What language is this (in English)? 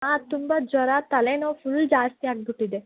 Kannada